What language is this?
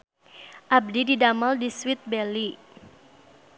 Sundanese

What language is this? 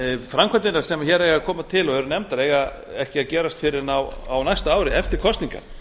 Icelandic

